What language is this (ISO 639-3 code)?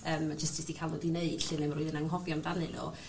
cym